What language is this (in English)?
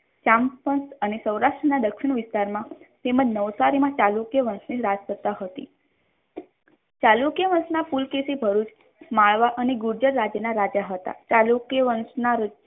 Gujarati